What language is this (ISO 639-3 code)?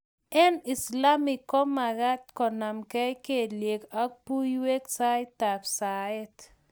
kln